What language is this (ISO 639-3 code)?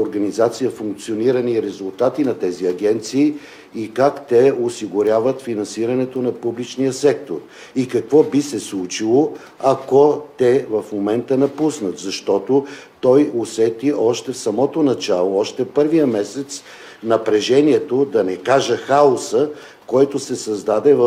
bul